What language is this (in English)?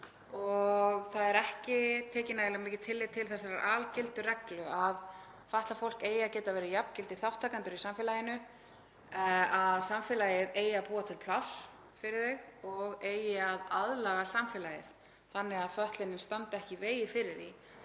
Icelandic